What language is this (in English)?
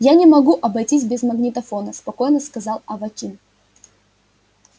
Russian